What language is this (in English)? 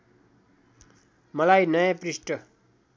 Nepali